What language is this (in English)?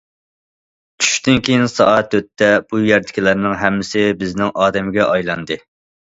Uyghur